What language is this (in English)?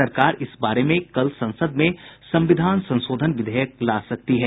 Hindi